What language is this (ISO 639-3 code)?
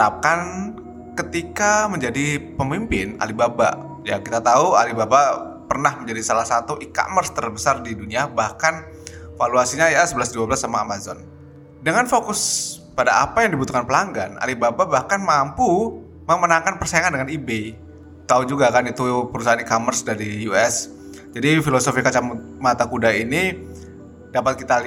ind